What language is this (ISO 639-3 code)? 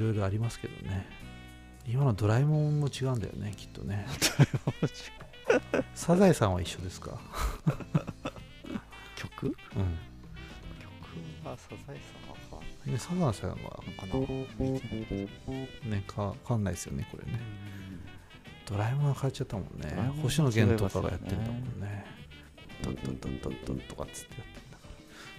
jpn